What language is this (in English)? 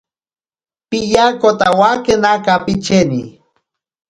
Ashéninka Perené